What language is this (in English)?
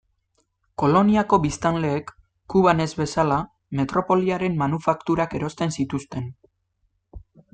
Basque